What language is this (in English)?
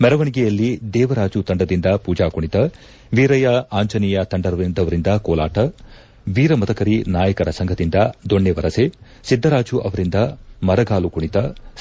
Kannada